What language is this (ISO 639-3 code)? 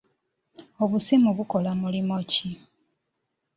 lug